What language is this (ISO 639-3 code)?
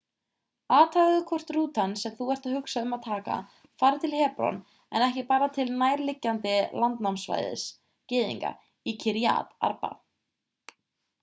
isl